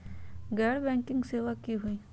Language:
Magahi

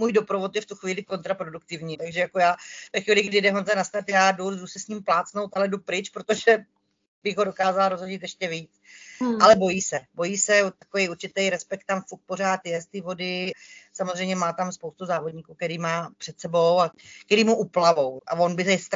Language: Czech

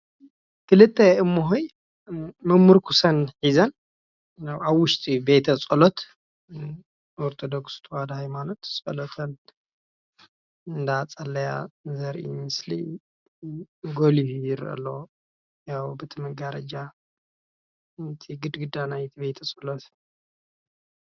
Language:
Tigrinya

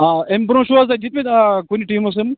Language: Kashmiri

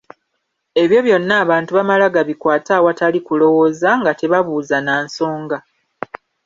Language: Ganda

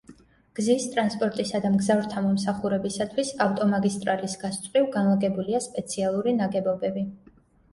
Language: Georgian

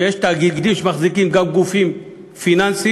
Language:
Hebrew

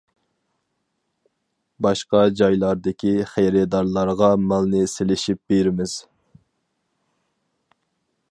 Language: Uyghur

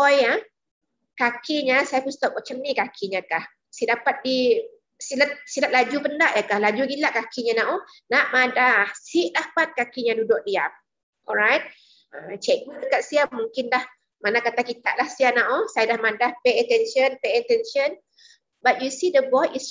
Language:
Malay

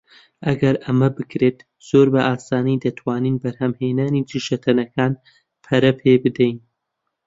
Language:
Central Kurdish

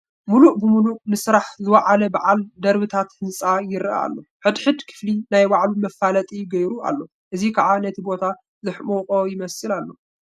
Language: Tigrinya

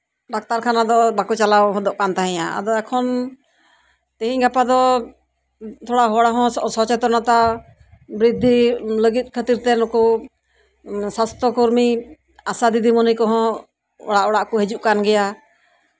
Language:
Santali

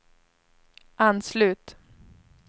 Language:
Swedish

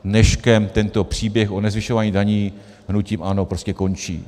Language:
Czech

